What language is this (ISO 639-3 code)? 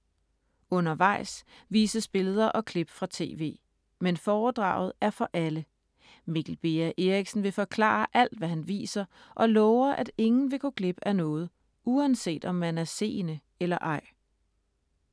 dan